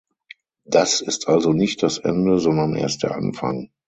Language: German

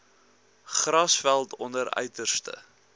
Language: Afrikaans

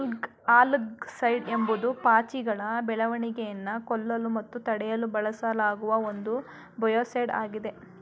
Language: Kannada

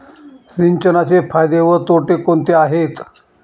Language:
Marathi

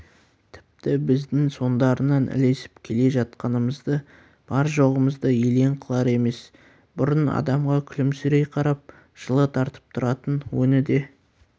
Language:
Kazakh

